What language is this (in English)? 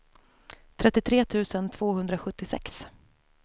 Swedish